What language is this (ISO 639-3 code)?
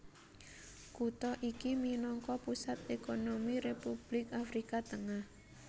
jav